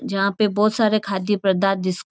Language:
Marwari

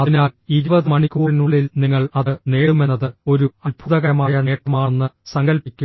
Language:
Malayalam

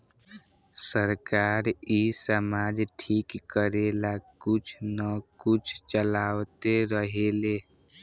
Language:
Bhojpuri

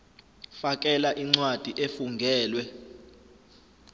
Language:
Zulu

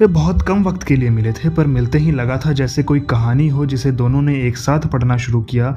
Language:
Hindi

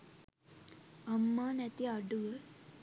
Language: Sinhala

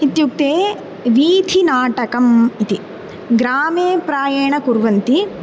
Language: Sanskrit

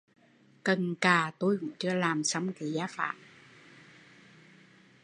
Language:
Vietnamese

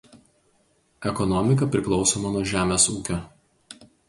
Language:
Lithuanian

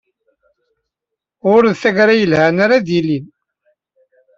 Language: Kabyle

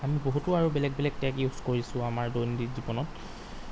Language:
Assamese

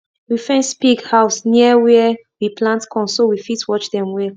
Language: Nigerian Pidgin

